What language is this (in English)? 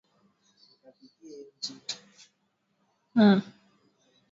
Swahili